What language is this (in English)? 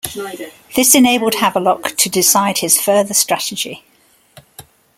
English